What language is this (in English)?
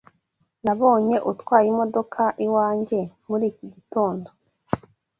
Kinyarwanda